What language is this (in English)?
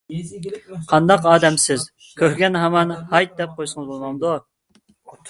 Uyghur